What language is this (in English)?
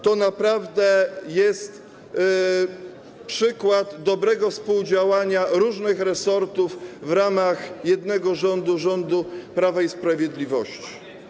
Polish